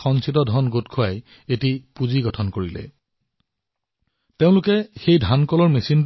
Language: Assamese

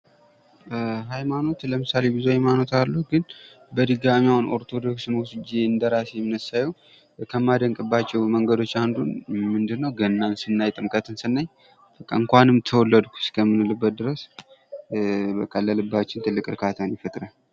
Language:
Amharic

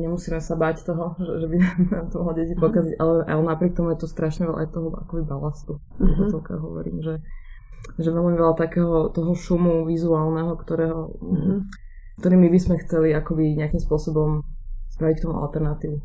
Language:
Slovak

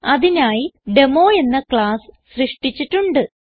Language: Malayalam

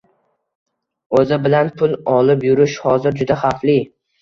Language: Uzbek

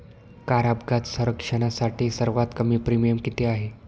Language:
Marathi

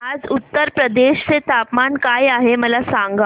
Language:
Marathi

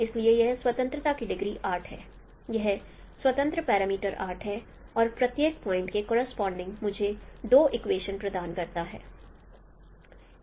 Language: Hindi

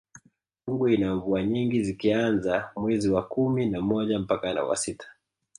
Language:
Swahili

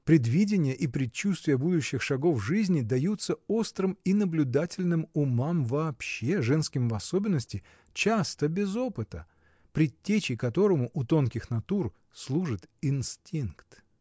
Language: Russian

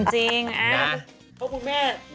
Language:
Thai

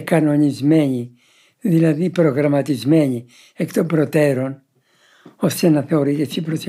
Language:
Greek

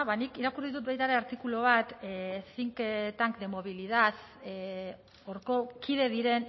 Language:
Basque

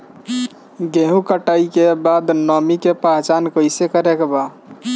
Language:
Bhojpuri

